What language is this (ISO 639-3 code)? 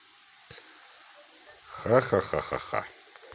rus